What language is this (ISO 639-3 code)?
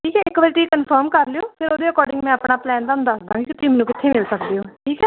pan